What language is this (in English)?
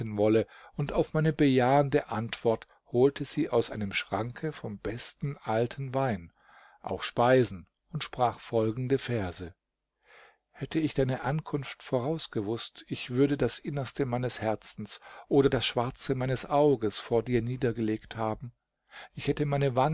German